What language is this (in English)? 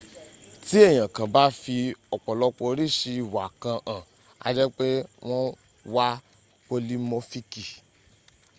Yoruba